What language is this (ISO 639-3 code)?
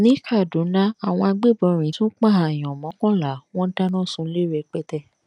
yor